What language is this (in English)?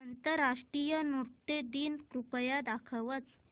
Marathi